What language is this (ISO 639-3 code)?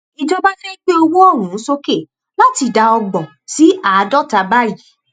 yor